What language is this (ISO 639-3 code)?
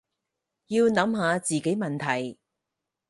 yue